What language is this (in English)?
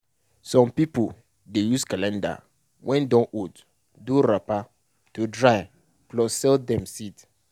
Nigerian Pidgin